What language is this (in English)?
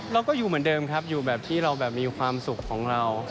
Thai